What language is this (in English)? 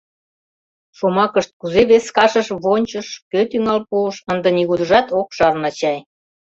Mari